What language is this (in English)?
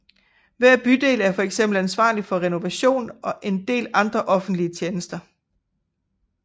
Danish